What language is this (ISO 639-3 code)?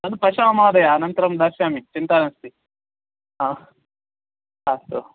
san